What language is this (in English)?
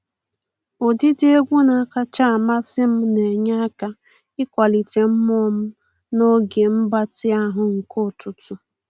Igbo